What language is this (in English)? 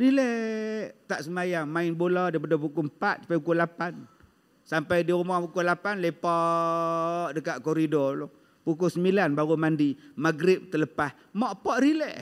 Malay